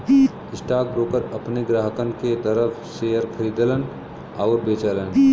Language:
Bhojpuri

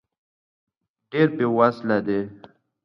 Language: Pashto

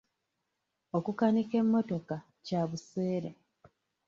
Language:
Ganda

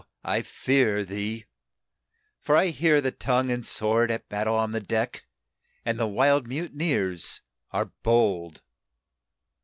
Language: English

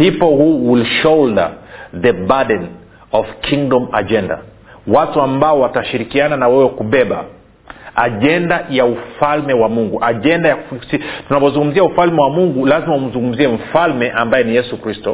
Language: Swahili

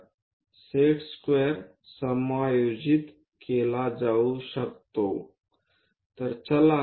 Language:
Marathi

